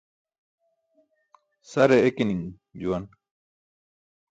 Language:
Burushaski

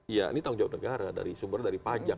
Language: Indonesian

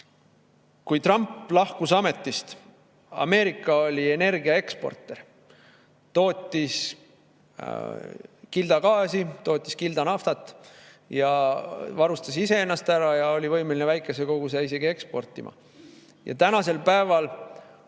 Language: Estonian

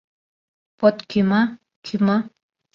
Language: Mari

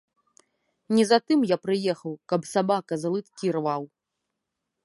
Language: Belarusian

